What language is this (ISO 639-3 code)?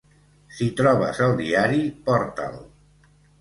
cat